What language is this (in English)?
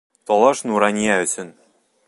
Bashkir